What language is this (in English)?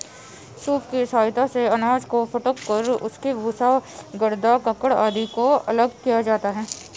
Hindi